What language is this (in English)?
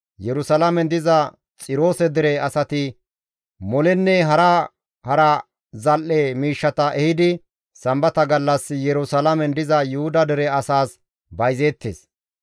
Gamo